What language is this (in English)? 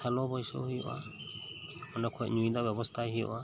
Santali